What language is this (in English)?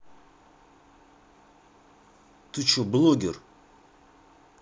Russian